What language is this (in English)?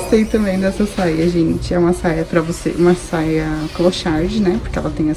Portuguese